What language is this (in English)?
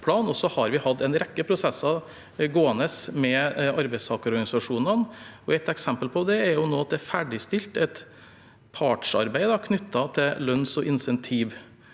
Norwegian